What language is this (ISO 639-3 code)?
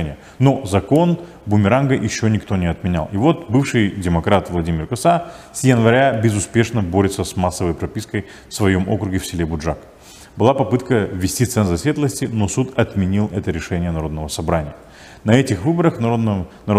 rus